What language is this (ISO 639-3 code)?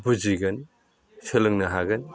brx